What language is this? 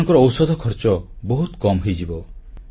Odia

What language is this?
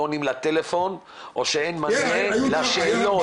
Hebrew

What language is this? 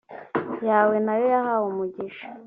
Kinyarwanda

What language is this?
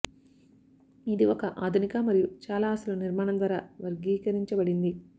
Telugu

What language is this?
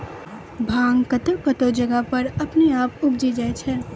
Maithili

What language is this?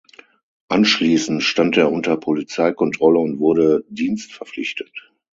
German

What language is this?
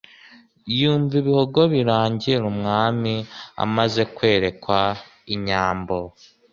Kinyarwanda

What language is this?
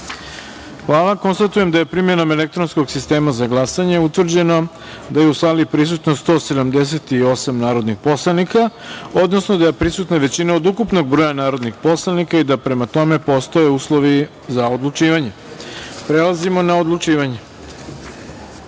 Serbian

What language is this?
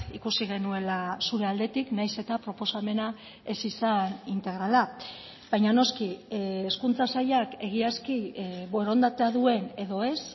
Basque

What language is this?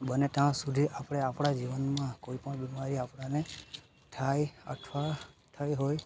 Gujarati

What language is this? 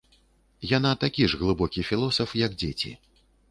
Belarusian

